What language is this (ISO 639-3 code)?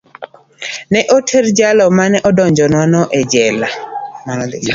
luo